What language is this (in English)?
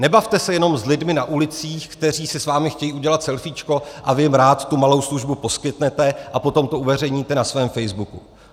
Czech